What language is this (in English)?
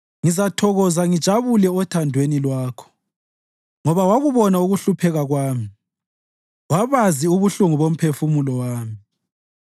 North Ndebele